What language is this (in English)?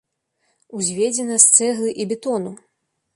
Belarusian